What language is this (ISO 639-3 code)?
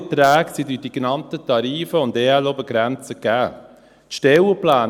gsw